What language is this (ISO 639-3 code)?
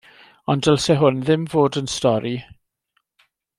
cym